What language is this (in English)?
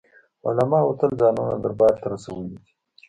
Pashto